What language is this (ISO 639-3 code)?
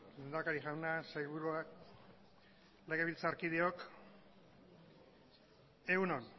eus